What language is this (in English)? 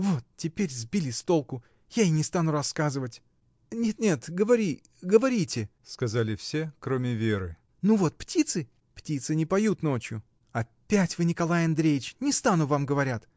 Russian